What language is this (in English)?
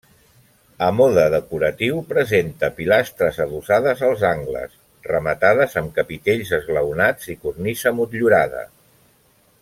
Catalan